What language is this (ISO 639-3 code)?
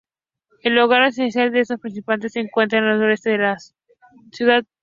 spa